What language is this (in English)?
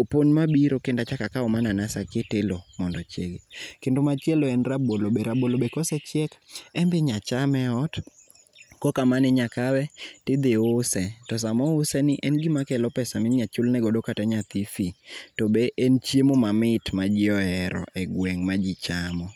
Luo (Kenya and Tanzania)